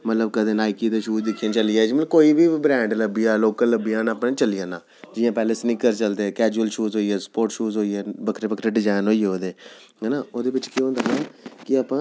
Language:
Dogri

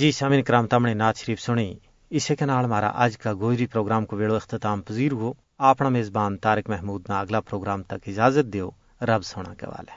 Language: Urdu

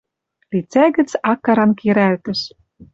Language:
Western Mari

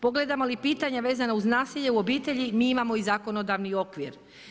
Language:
Croatian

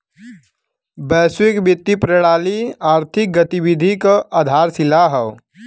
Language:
Bhojpuri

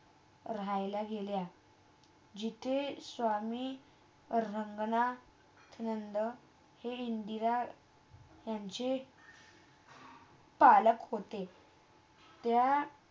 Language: Marathi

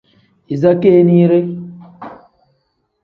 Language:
Tem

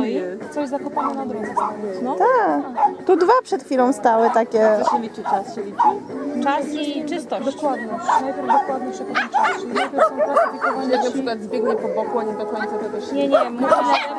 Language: Polish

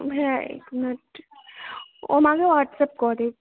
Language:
Maithili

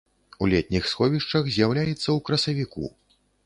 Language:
Belarusian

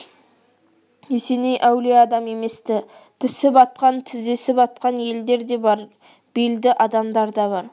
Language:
Kazakh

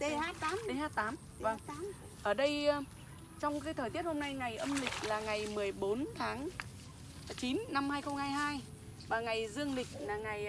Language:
Vietnamese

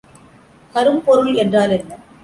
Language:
Tamil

